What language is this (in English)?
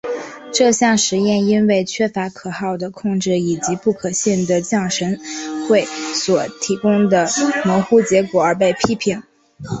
Chinese